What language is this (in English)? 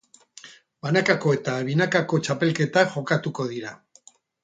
Basque